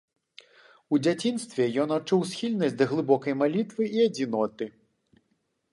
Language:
Belarusian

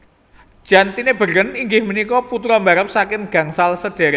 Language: Javanese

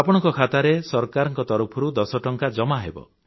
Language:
Odia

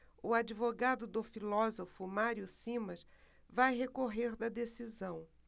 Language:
Portuguese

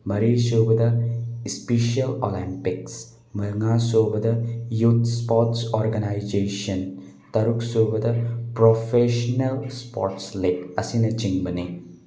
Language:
Manipuri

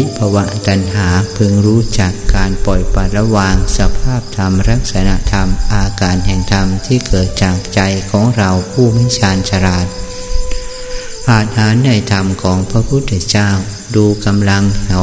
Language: Thai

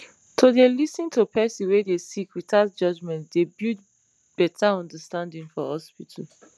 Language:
Nigerian Pidgin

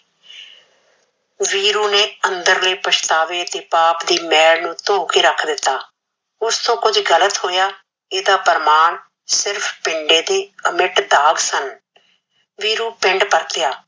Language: Punjabi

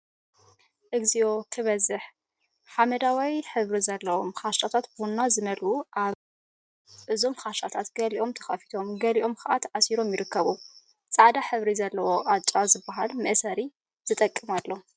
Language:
Tigrinya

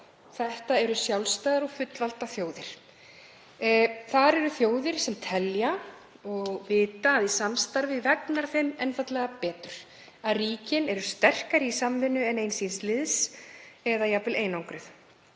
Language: Icelandic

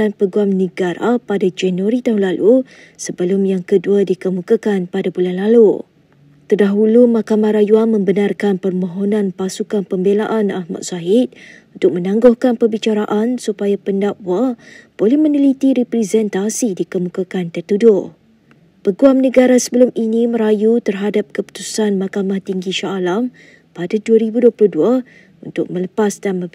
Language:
Malay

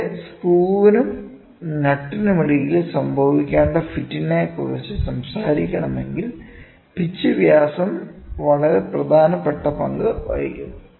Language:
Malayalam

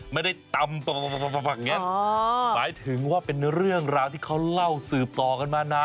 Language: Thai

